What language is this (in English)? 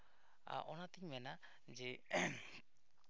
Santali